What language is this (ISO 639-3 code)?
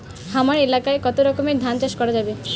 ben